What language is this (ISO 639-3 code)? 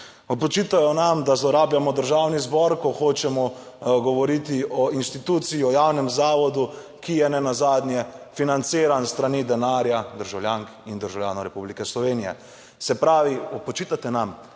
slv